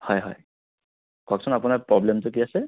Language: Assamese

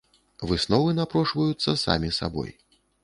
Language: Belarusian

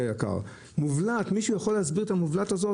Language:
Hebrew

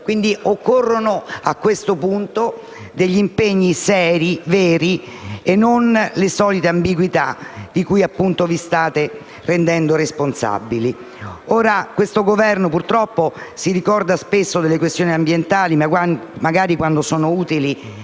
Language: Italian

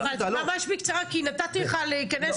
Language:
Hebrew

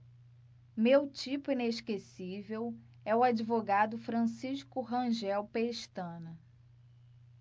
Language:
Portuguese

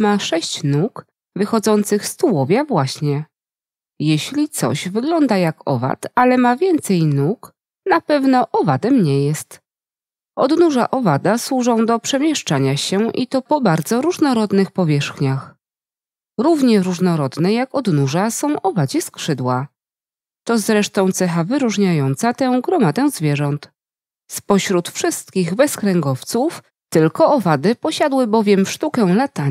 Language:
Polish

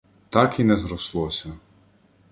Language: Ukrainian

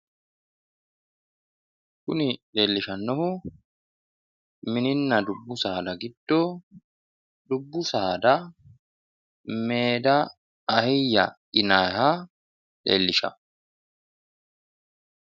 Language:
Sidamo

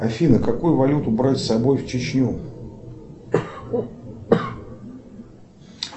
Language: Russian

